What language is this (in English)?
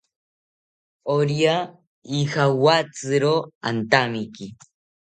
South Ucayali Ashéninka